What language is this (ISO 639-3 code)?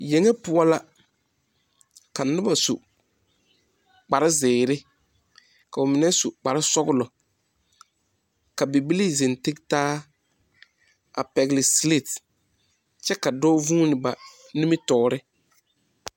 dga